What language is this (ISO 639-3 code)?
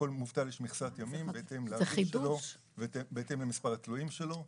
heb